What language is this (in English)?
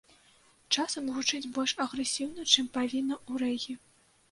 Belarusian